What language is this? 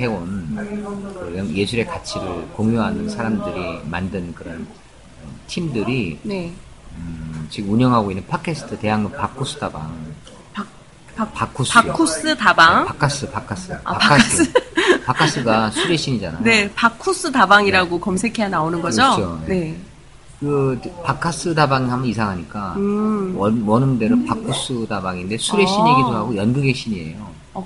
Korean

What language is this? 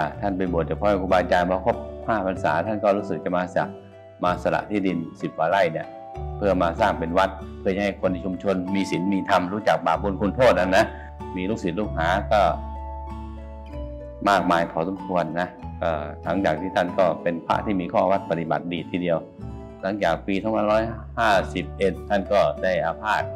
Thai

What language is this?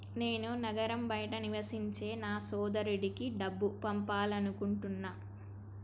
Telugu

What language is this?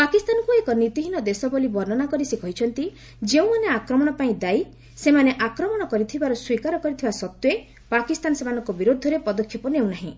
Odia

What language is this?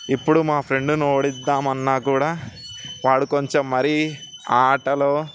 Telugu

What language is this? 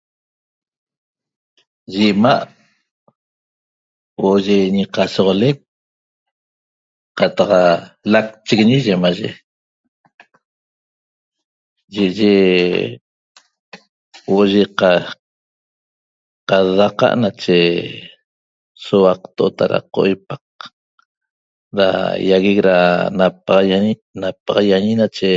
Toba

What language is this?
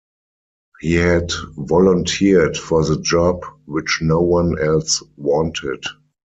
English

